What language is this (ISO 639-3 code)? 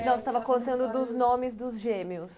por